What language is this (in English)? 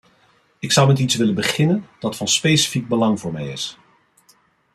Dutch